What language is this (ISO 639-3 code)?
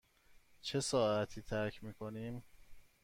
fas